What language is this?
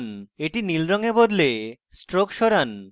Bangla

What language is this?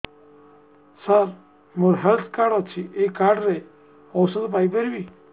Odia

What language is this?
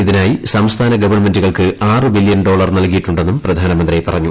Malayalam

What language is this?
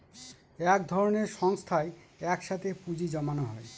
Bangla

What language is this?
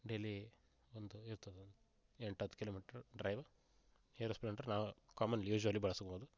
Kannada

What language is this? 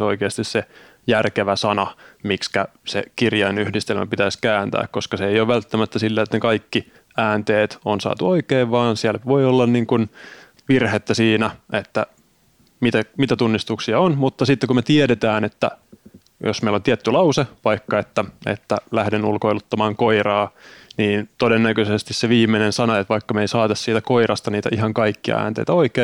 Finnish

